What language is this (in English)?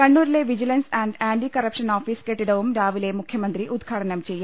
Malayalam